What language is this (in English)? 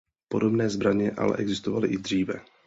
Czech